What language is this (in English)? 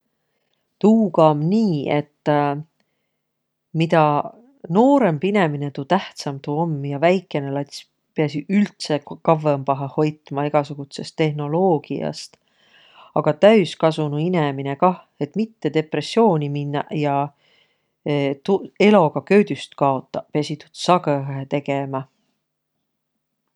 Võro